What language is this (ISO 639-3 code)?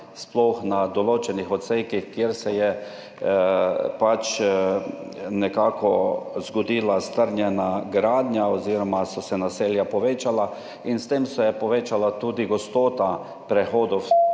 slv